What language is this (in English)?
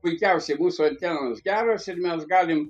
Lithuanian